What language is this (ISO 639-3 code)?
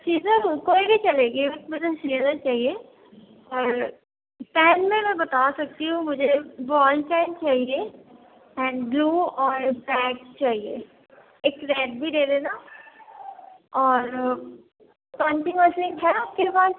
urd